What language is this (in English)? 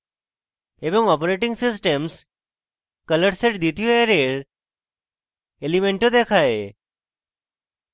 Bangla